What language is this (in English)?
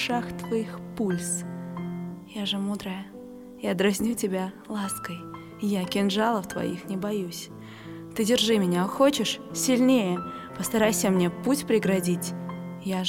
Russian